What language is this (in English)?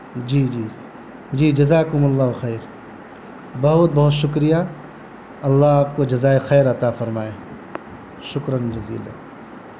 Urdu